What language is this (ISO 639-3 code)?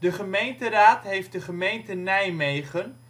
nld